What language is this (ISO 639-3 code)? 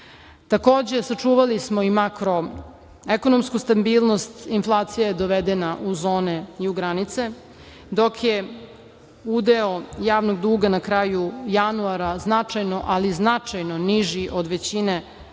srp